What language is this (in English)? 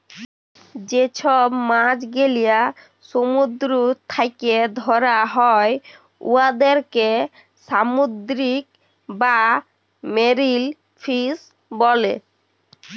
Bangla